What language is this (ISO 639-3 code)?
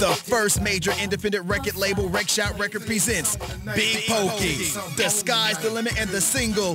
eng